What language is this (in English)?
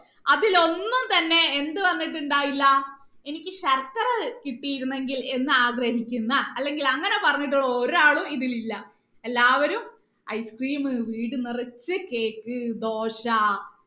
Malayalam